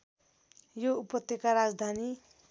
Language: Nepali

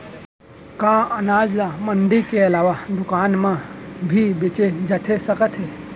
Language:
Chhattisgarhi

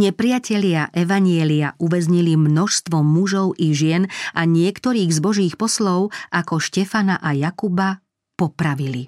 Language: Slovak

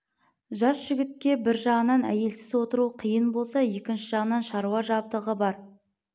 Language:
Kazakh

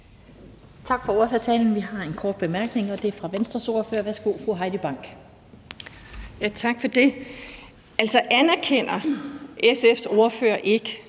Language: Danish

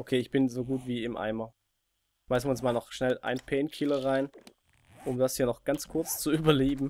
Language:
German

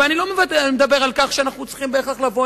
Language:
Hebrew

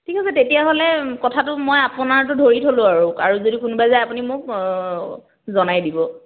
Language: Assamese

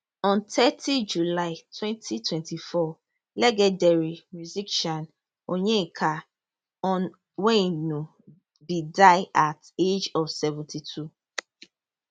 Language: Nigerian Pidgin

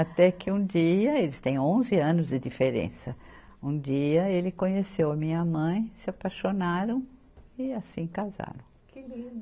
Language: Portuguese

